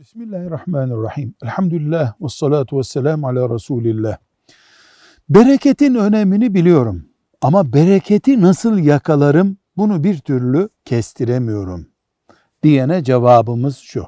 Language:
Turkish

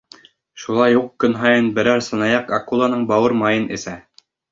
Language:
Bashkir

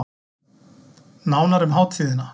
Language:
Icelandic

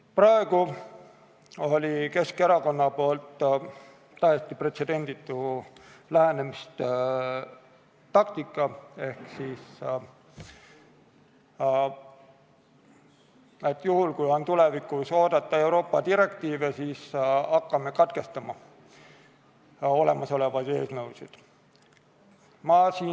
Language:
Estonian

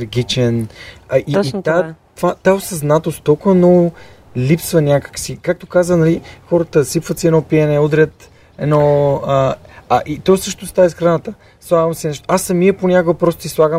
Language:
Bulgarian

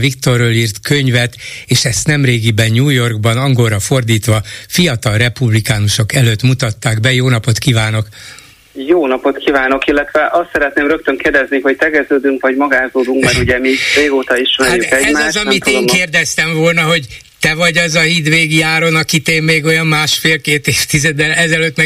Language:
Hungarian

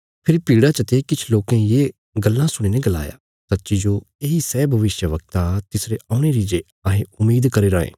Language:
Bilaspuri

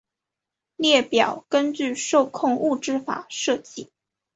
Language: Chinese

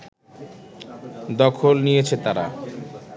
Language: Bangla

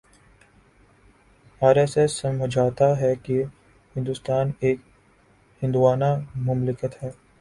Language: Urdu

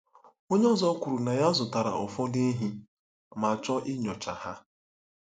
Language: Igbo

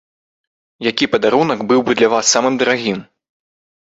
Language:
Belarusian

